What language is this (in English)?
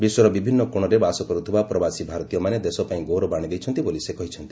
Odia